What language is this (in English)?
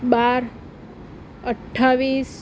Gujarati